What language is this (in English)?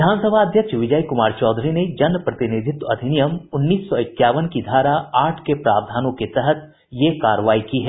Hindi